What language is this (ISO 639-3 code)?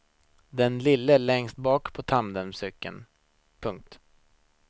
swe